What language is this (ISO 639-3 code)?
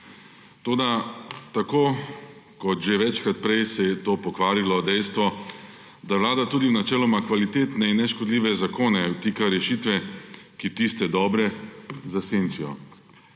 slv